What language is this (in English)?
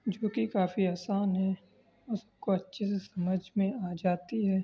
Urdu